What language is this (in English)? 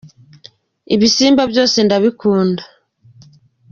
Kinyarwanda